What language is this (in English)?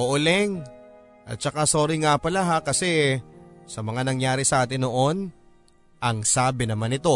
Filipino